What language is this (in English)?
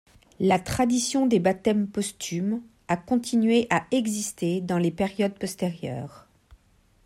French